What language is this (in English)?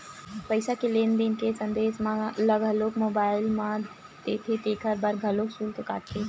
Chhattisgarhi